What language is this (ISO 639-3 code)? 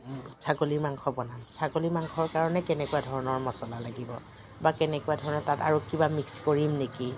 asm